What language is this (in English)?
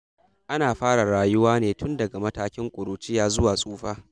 Hausa